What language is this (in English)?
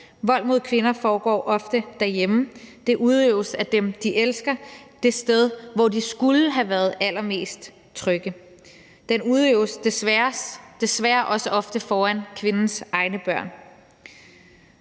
Danish